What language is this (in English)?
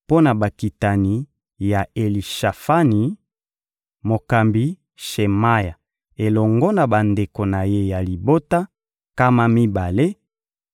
Lingala